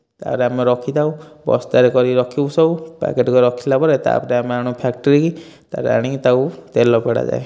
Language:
Odia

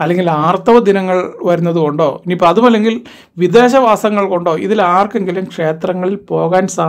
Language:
Malayalam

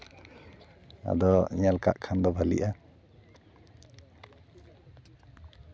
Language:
Santali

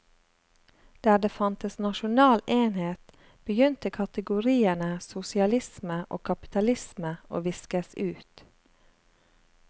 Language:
Norwegian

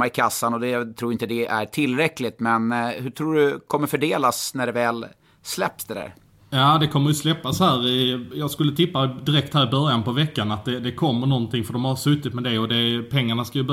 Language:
Swedish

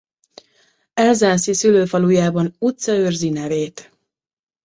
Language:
Hungarian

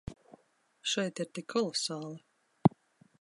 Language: Latvian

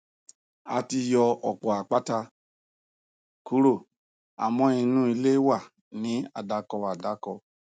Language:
Yoruba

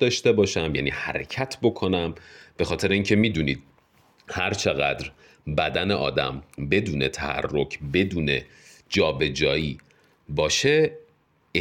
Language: Persian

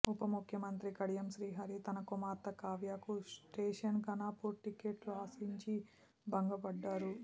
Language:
Telugu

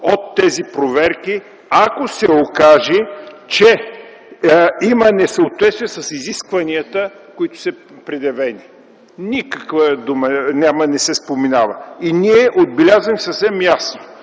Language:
Bulgarian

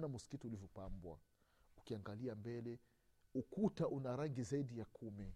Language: Swahili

